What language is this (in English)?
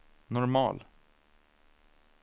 Swedish